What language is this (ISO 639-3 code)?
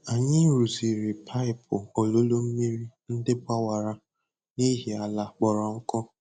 ibo